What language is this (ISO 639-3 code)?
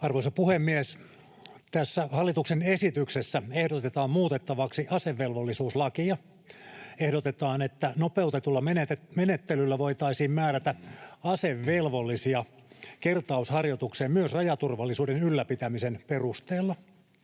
fin